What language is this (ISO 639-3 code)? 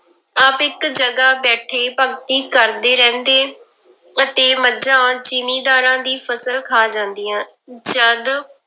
pan